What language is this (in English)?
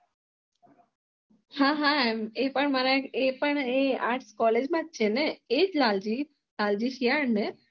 Gujarati